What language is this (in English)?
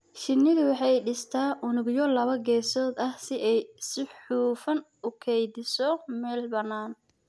Somali